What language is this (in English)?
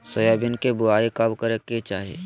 Magahi